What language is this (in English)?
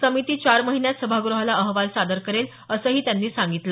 Marathi